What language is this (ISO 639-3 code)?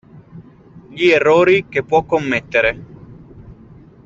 ita